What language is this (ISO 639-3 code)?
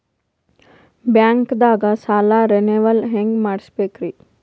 kan